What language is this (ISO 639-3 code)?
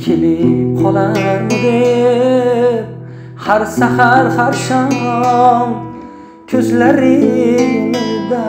tur